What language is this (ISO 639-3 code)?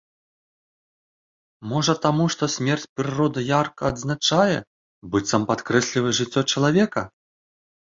bel